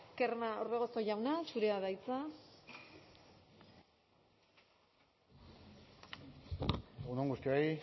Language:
Basque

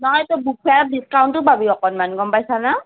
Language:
Assamese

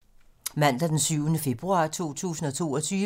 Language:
Danish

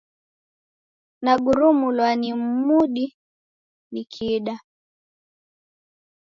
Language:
Taita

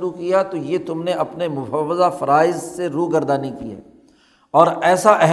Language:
Urdu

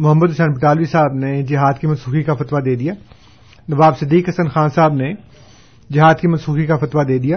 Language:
Urdu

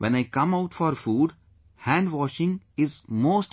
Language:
English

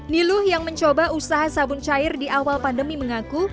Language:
Indonesian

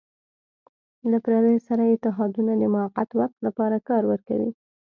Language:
Pashto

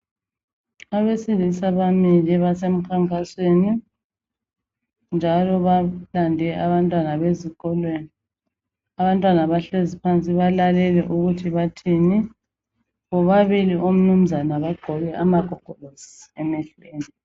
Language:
North Ndebele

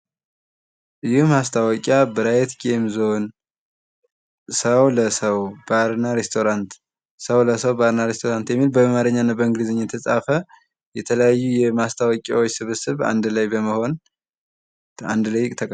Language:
Amharic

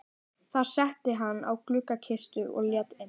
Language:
Icelandic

